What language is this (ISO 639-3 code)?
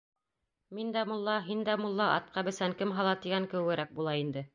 bak